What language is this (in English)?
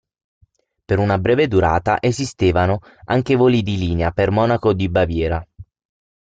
Italian